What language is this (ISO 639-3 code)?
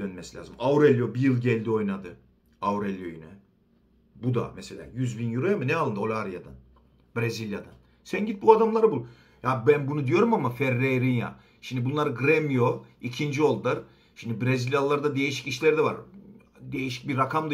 tur